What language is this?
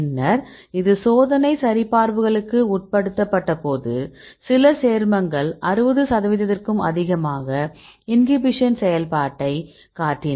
Tamil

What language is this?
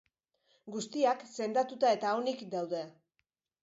Basque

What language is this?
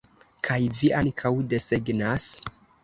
Esperanto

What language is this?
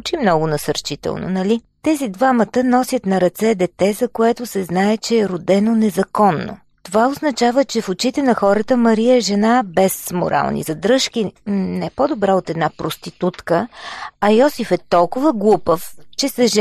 Bulgarian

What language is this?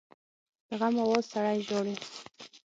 Pashto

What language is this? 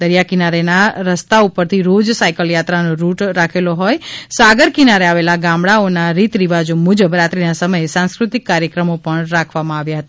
Gujarati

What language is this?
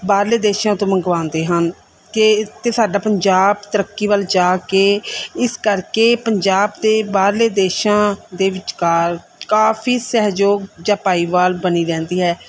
Punjabi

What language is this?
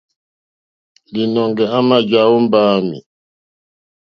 Mokpwe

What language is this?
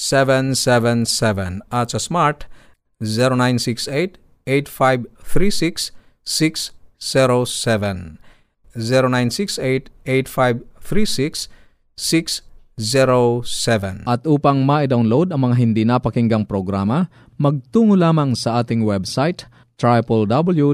Filipino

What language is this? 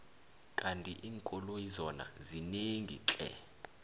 South Ndebele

